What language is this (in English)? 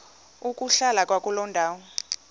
Xhosa